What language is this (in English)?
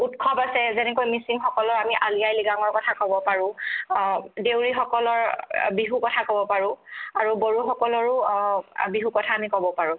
Assamese